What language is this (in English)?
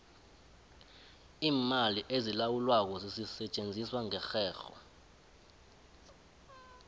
South Ndebele